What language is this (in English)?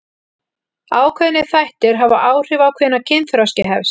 Icelandic